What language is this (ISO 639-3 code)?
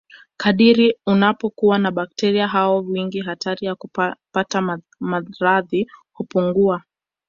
swa